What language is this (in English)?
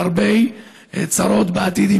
Hebrew